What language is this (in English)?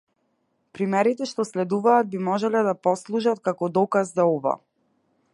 Macedonian